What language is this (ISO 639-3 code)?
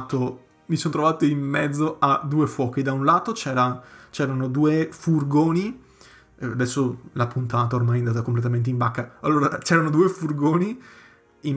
ita